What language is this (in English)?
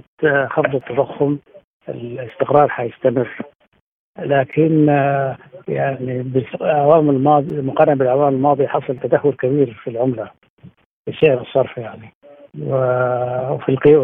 Arabic